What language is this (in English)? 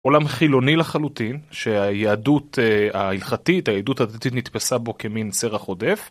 Hebrew